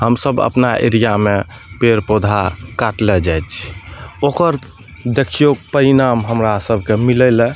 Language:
Maithili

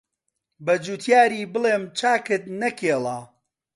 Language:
Central Kurdish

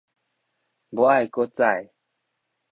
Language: Min Nan Chinese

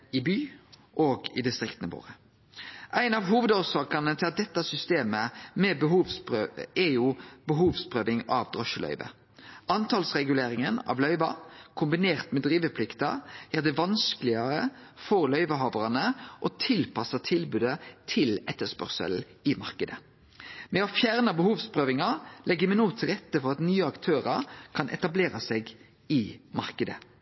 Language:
Norwegian Nynorsk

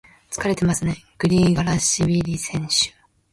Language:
Japanese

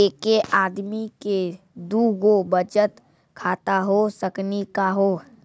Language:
Maithili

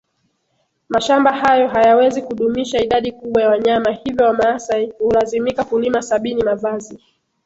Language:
Swahili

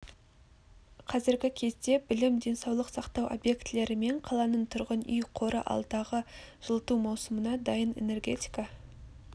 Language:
Kazakh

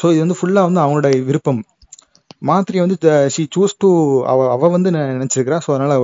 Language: Tamil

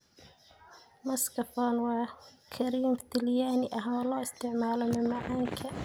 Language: Somali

